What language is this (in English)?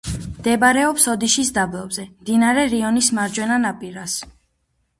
Georgian